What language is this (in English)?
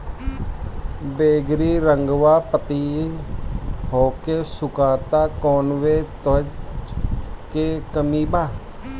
Bhojpuri